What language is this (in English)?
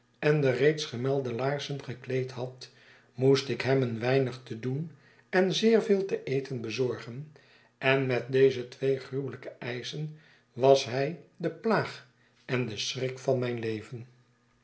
Dutch